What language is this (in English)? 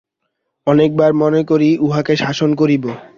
Bangla